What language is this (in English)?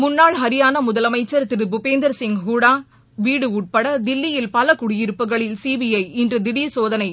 Tamil